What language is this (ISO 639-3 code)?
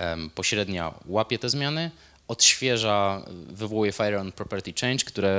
pol